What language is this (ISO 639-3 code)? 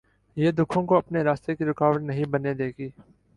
urd